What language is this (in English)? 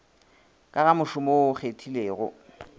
Northern Sotho